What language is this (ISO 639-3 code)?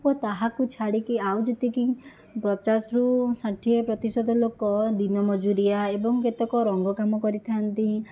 ori